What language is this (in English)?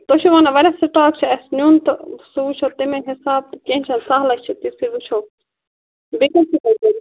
Kashmiri